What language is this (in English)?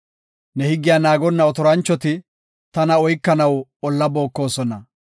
Gofa